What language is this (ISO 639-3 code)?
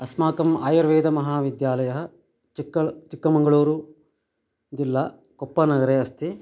san